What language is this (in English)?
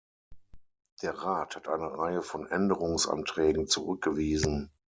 German